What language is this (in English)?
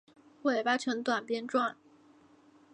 Chinese